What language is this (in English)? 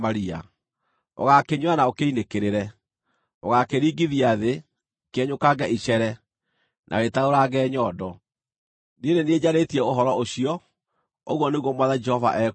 Kikuyu